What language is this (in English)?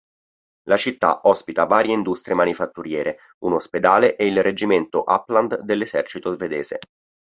Italian